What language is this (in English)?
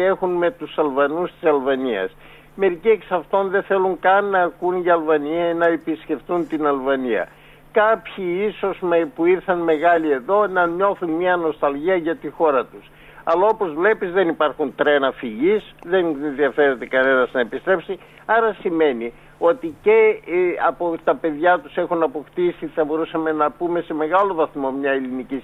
Greek